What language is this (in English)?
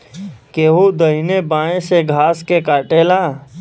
Bhojpuri